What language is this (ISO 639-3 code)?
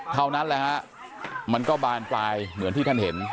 tha